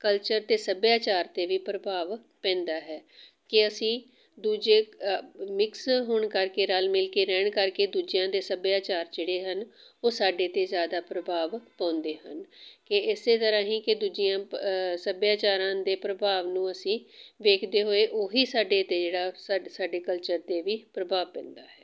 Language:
Punjabi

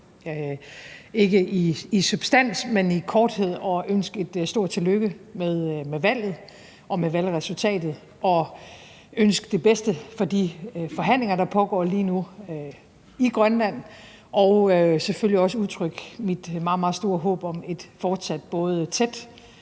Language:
Danish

